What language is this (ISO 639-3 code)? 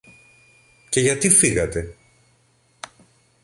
ell